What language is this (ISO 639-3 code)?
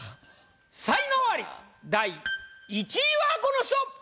jpn